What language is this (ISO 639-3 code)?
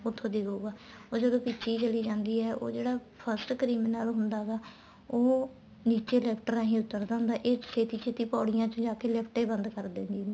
pan